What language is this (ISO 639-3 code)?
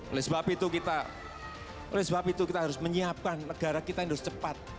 ind